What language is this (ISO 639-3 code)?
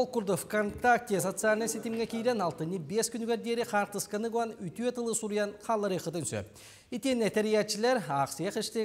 tur